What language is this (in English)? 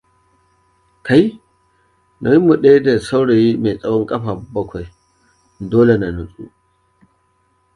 Hausa